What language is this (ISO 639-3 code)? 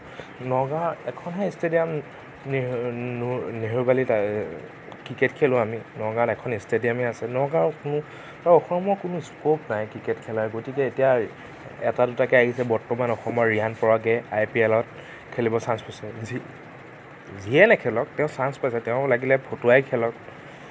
asm